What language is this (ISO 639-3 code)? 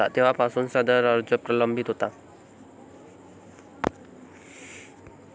mar